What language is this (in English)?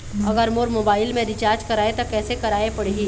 Chhattisgarhi